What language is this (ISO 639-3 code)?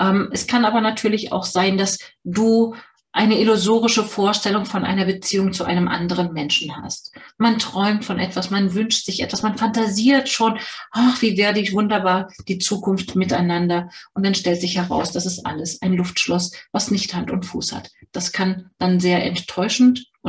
deu